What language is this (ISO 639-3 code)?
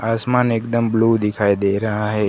hin